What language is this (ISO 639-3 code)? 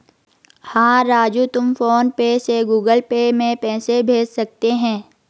hin